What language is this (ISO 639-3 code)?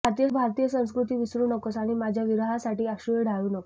mar